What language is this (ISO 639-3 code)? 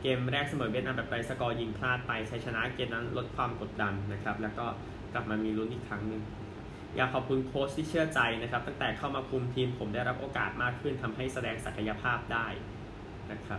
tha